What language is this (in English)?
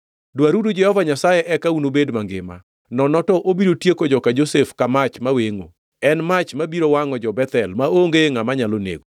Luo (Kenya and Tanzania)